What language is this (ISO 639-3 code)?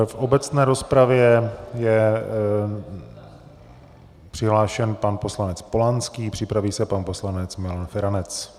ces